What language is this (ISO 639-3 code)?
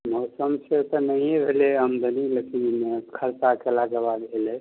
mai